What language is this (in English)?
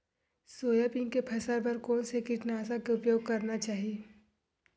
Chhattisgarhi